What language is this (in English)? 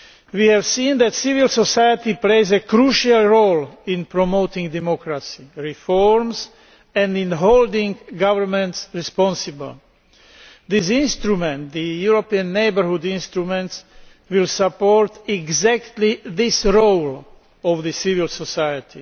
English